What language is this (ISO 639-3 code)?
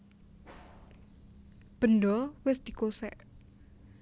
jav